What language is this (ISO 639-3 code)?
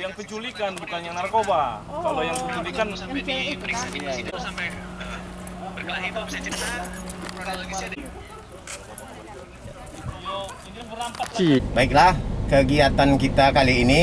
ind